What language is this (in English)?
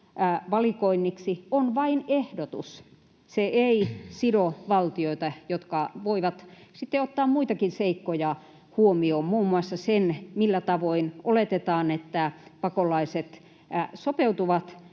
Finnish